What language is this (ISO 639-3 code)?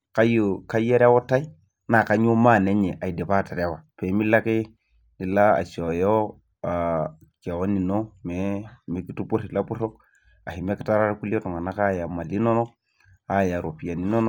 mas